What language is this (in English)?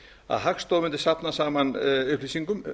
Icelandic